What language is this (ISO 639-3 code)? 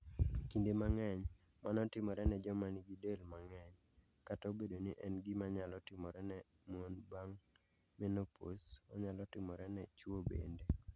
luo